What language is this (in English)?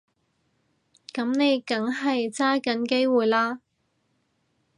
Cantonese